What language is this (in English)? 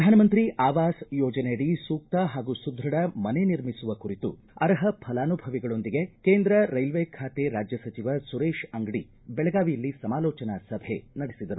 Kannada